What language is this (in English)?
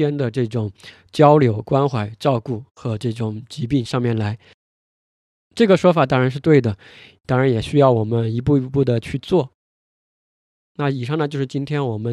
Chinese